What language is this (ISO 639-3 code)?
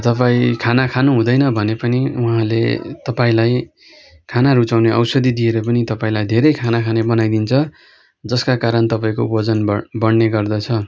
nep